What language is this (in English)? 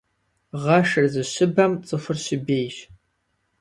Kabardian